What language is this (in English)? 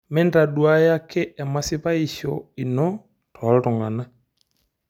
Masai